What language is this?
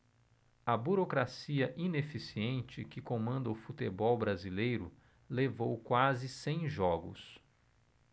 Portuguese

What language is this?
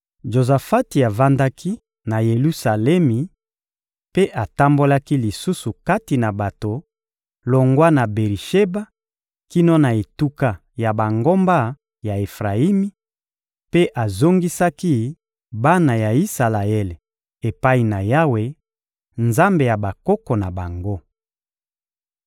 Lingala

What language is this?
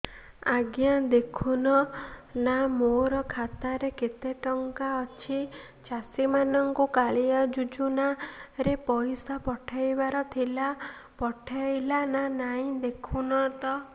Odia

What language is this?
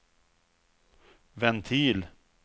Swedish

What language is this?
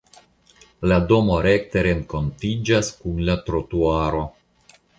Esperanto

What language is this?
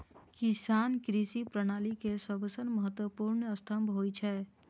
Maithili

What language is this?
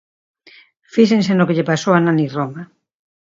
Galician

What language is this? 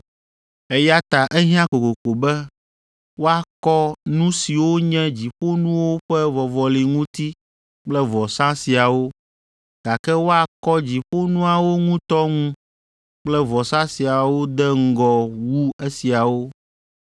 Ewe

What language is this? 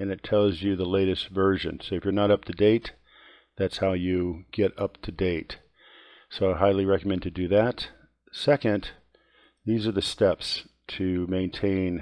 English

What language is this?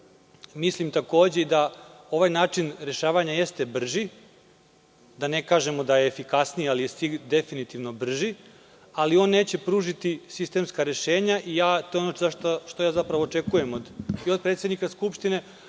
Serbian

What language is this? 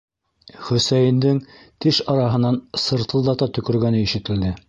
Bashkir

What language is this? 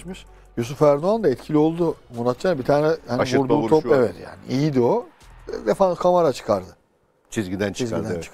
Turkish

